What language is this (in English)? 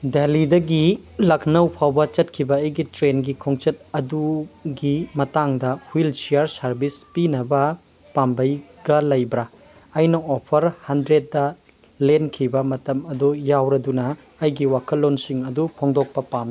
Manipuri